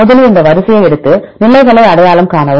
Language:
Tamil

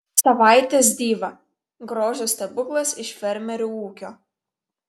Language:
Lithuanian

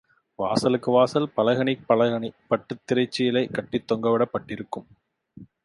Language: Tamil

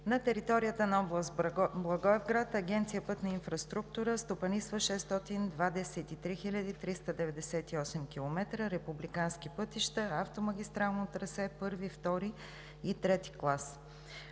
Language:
Bulgarian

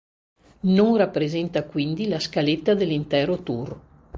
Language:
Italian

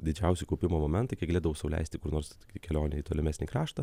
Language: Lithuanian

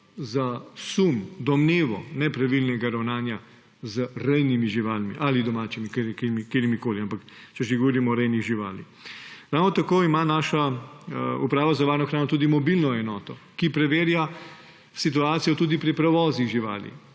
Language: Slovenian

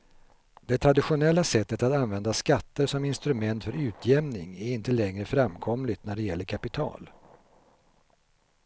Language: Swedish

